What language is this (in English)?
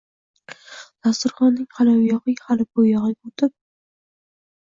Uzbek